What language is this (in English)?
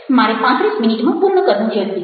Gujarati